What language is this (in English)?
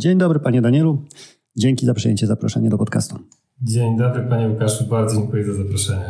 Polish